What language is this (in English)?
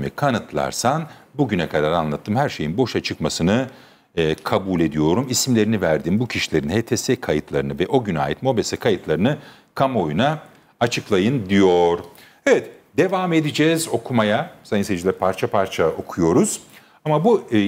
Turkish